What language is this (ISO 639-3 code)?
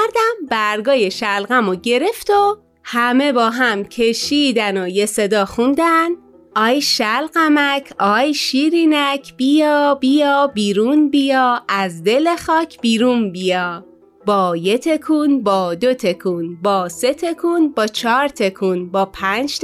fas